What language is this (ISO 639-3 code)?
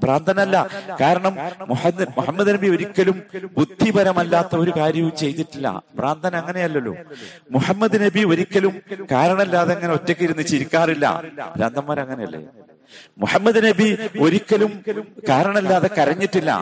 mal